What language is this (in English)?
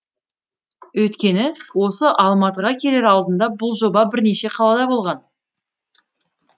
Kazakh